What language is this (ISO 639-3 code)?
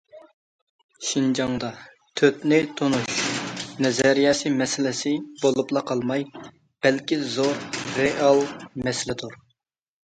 uig